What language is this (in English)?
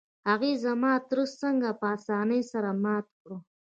Pashto